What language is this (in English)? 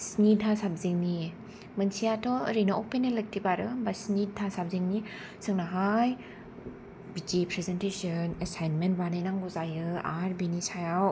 Bodo